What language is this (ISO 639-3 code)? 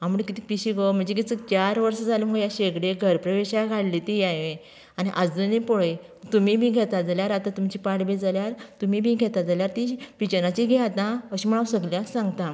kok